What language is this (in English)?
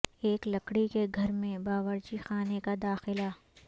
Urdu